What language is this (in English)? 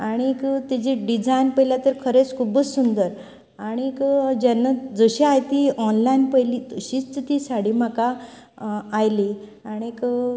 Konkani